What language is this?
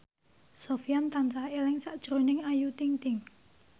Javanese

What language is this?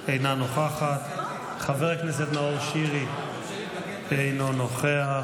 Hebrew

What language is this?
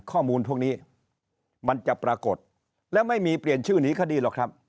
Thai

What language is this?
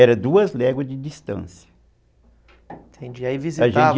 Portuguese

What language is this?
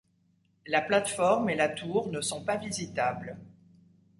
French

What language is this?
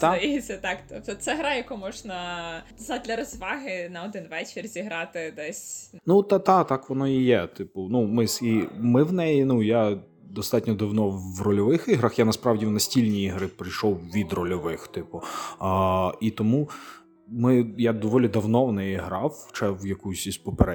Ukrainian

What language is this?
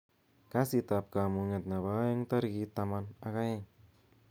Kalenjin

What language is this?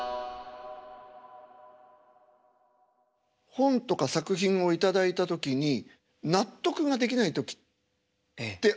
Japanese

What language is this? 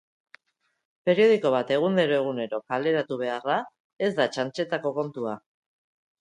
Basque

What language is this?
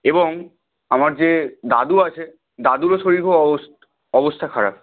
Bangla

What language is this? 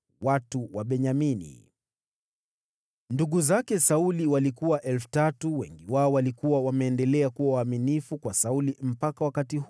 Swahili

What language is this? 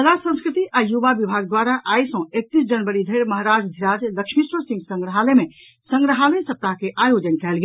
Maithili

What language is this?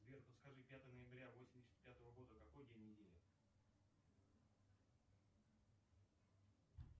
Russian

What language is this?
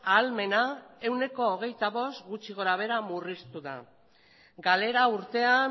Basque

